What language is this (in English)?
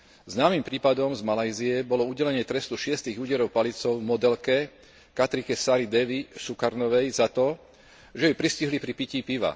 Slovak